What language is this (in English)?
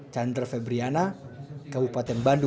Indonesian